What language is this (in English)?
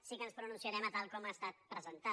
Catalan